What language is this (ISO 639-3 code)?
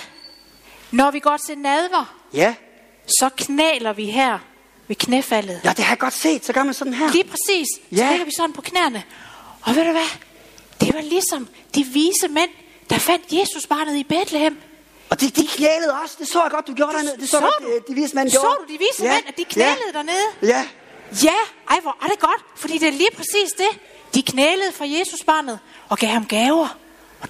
dan